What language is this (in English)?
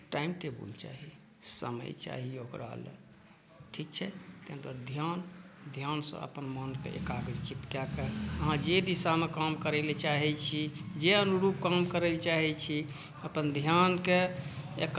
Maithili